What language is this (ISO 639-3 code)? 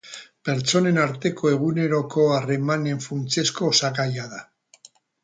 eus